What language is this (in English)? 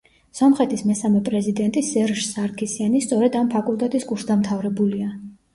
Georgian